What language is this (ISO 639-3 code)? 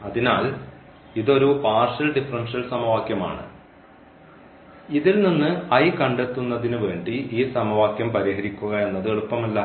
mal